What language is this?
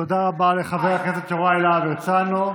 Hebrew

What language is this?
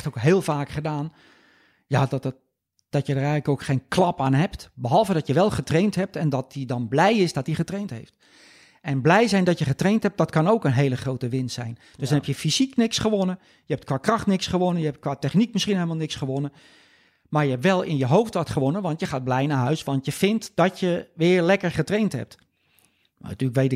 Dutch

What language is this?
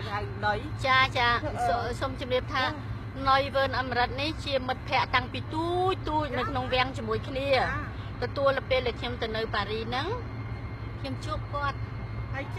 Thai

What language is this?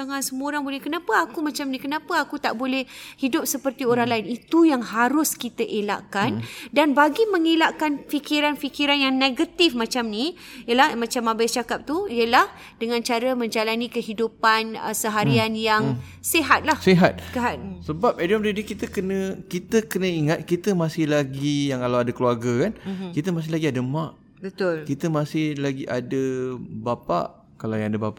Malay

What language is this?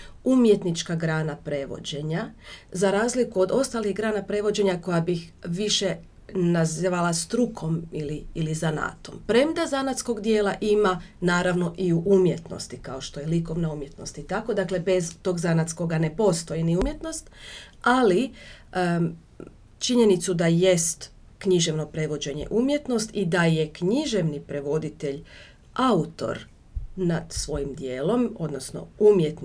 Croatian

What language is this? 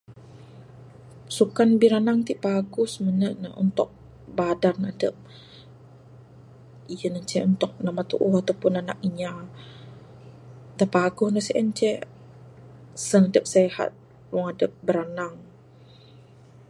Bukar-Sadung Bidayuh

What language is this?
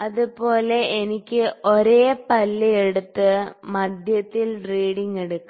Malayalam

